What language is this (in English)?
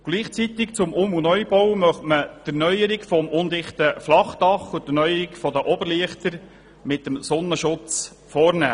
Swiss German